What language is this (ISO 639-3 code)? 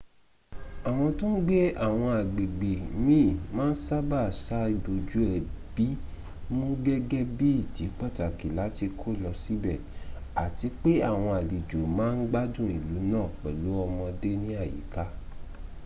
yor